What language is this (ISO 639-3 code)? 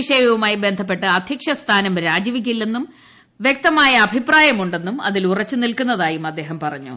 mal